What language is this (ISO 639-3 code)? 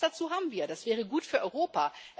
deu